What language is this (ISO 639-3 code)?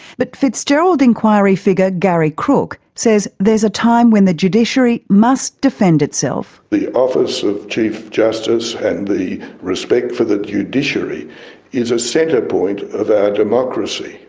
eng